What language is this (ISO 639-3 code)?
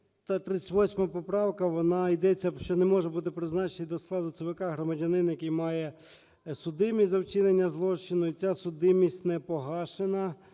ukr